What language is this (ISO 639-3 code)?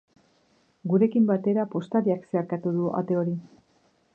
eus